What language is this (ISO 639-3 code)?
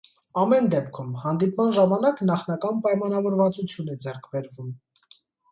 hye